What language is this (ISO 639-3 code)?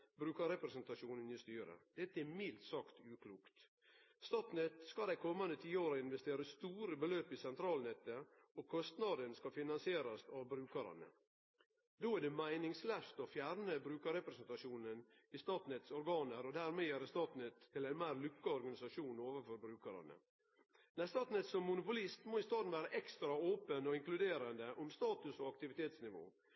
nno